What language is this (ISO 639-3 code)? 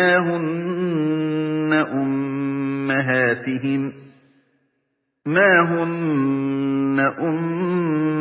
ara